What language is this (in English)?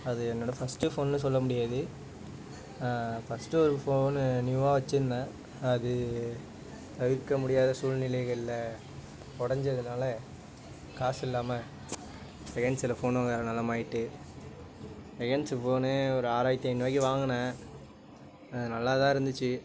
Tamil